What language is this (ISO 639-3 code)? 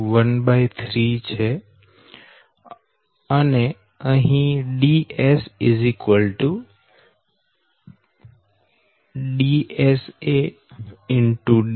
guj